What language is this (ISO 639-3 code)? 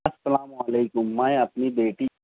urd